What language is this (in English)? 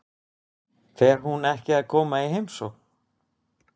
Icelandic